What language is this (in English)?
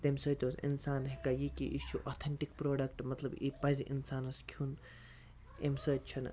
Kashmiri